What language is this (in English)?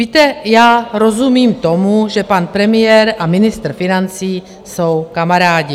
Czech